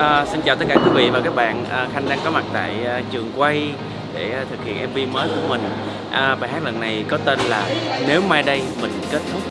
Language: Vietnamese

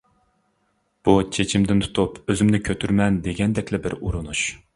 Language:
Uyghur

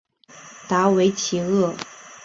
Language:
Chinese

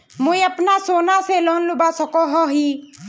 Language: Magahi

